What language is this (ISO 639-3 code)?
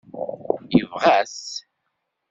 kab